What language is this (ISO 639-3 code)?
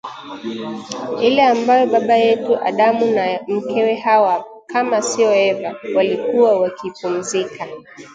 swa